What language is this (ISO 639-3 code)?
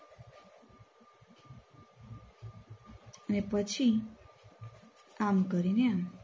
guj